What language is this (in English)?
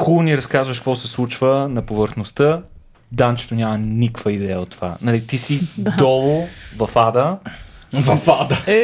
Bulgarian